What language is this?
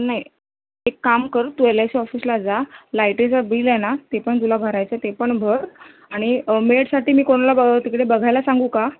Marathi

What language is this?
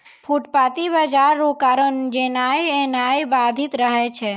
Maithili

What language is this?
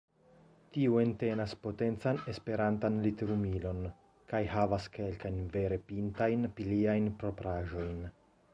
Esperanto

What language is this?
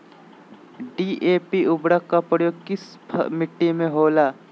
Magahi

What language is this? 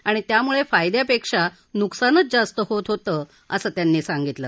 Marathi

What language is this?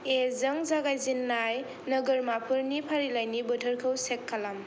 Bodo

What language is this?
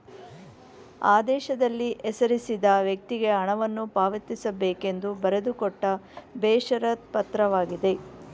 Kannada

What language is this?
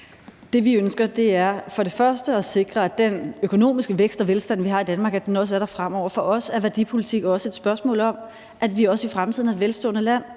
Danish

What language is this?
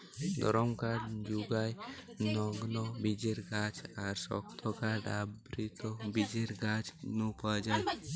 Bangla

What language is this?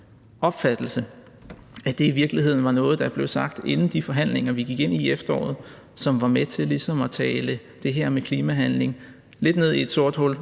Danish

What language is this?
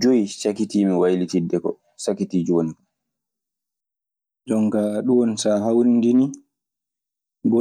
Maasina Fulfulde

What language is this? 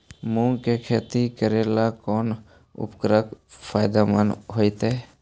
Magahi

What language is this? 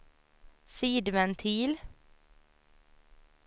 Swedish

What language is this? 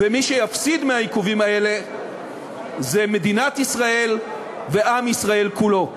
Hebrew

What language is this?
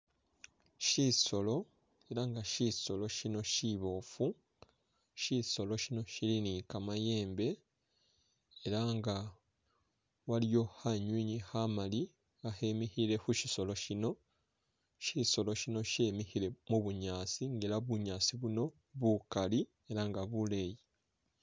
Masaaba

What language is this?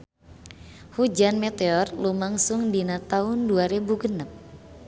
Sundanese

